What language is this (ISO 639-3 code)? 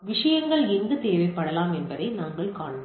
tam